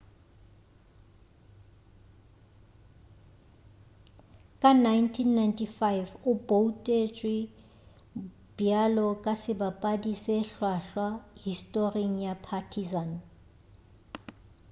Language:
Northern Sotho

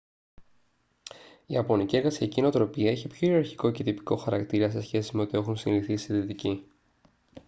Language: Greek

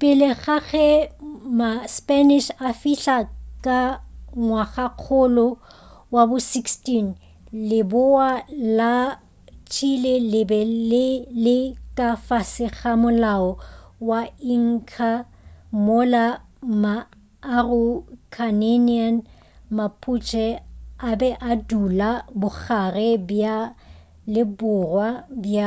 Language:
Northern Sotho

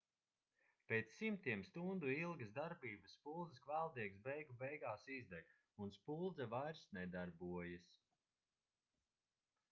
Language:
Latvian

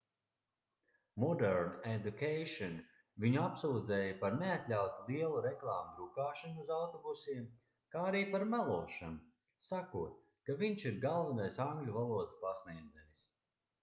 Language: Latvian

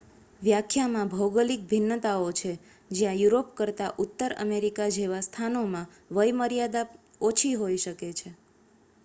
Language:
Gujarati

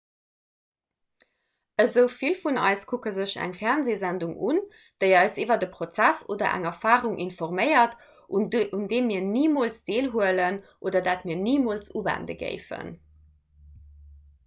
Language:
Luxembourgish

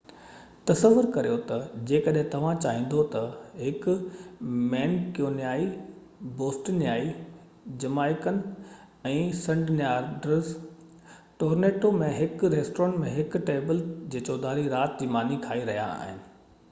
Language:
Sindhi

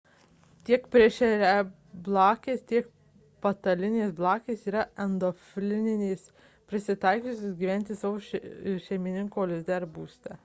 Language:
Lithuanian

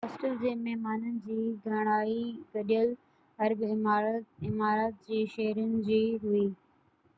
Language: Sindhi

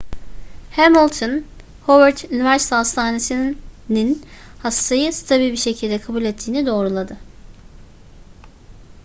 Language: Turkish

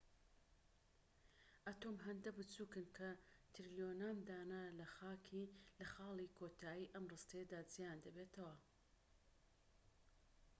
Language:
Central Kurdish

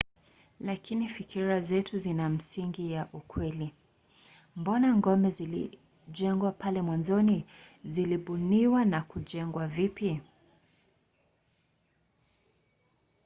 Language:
Swahili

